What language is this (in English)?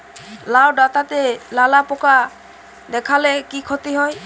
Bangla